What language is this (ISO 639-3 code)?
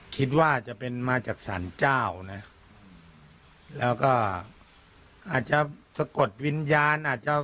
tha